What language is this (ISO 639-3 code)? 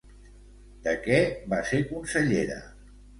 cat